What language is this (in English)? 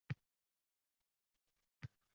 Uzbek